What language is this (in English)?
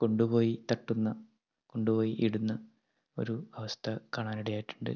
Malayalam